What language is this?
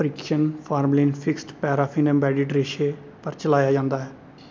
Dogri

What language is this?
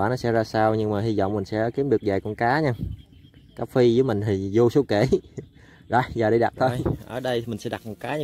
Vietnamese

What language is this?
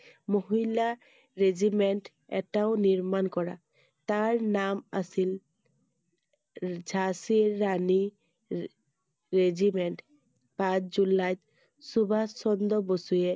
Assamese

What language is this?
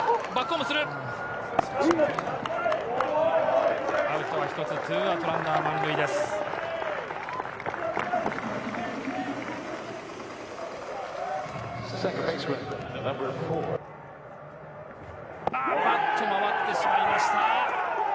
Japanese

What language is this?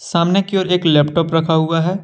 Hindi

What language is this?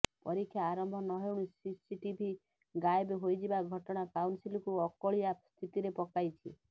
Odia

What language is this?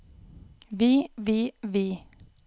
Norwegian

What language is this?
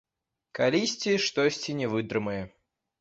Belarusian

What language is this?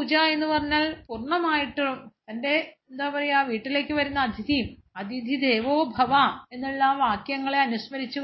Malayalam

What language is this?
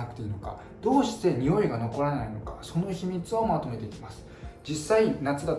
Japanese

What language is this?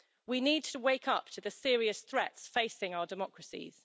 English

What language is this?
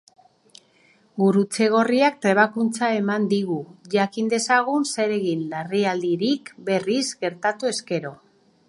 Basque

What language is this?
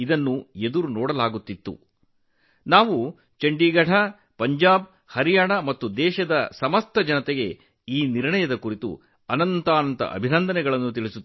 Kannada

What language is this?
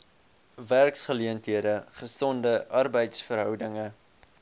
Afrikaans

